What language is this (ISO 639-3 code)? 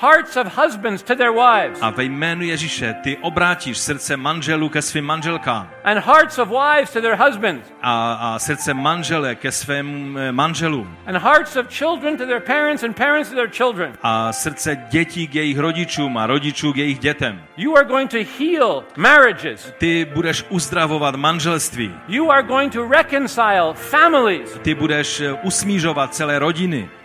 ces